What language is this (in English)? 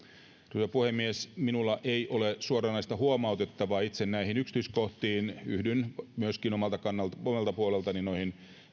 Finnish